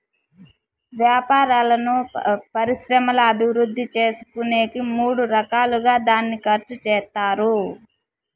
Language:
Telugu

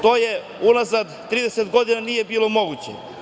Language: Serbian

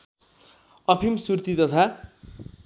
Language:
Nepali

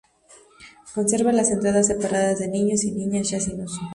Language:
Spanish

